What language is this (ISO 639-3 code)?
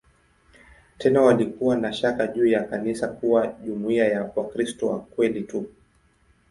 swa